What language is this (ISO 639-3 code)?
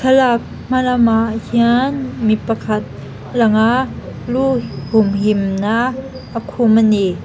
lus